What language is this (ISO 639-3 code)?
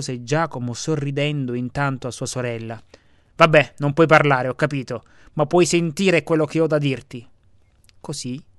ita